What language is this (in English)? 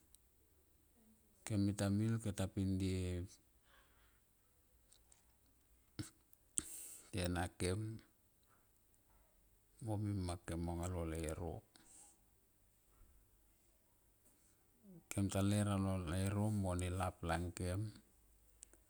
Tomoip